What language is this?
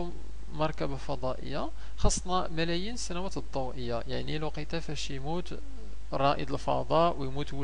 Arabic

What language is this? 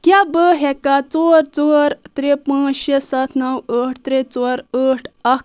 Kashmiri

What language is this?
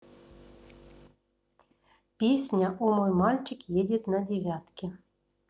Russian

